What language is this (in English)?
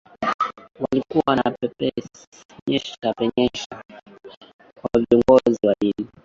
Swahili